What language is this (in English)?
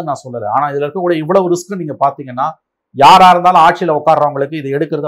Tamil